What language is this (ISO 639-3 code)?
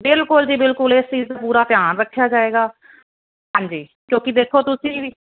pan